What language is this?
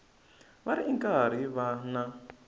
Tsonga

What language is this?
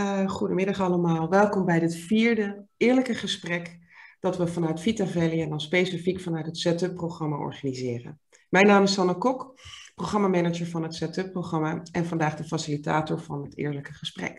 Dutch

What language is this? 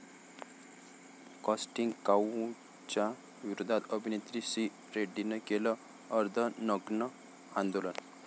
Marathi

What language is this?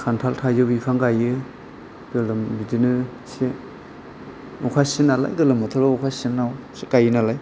Bodo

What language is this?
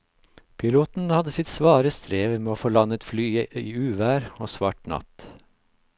Norwegian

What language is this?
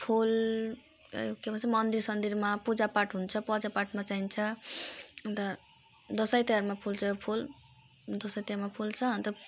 Nepali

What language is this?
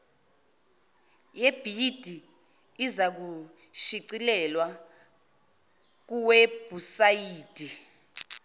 Zulu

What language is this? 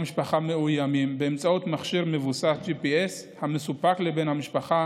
Hebrew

